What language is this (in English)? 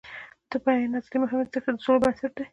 Pashto